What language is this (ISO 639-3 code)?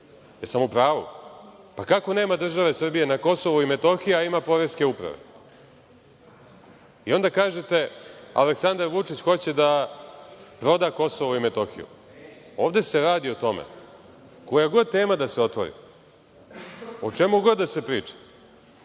srp